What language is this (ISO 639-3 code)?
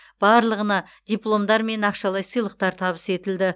kaz